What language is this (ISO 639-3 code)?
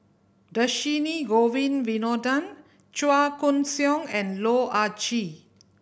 eng